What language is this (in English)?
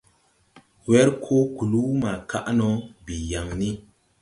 Tupuri